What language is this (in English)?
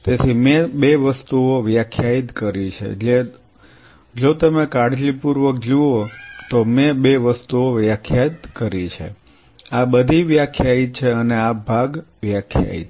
Gujarati